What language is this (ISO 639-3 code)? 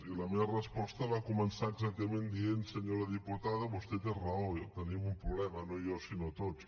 cat